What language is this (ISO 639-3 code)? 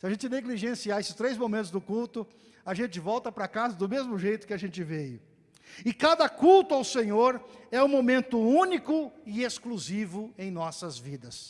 por